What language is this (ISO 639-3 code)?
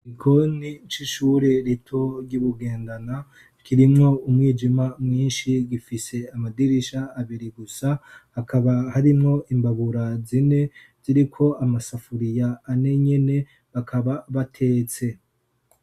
run